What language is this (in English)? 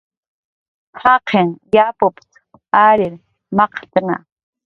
Jaqaru